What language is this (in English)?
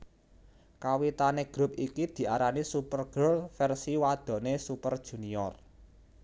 Javanese